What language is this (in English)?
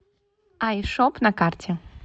Russian